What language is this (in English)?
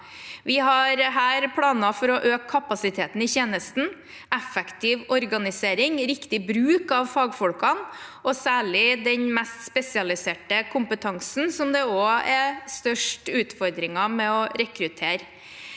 Norwegian